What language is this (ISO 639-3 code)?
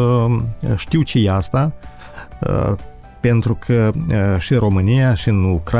ron